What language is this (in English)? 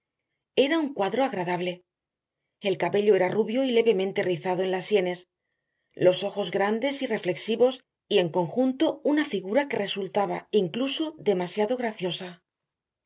Spanish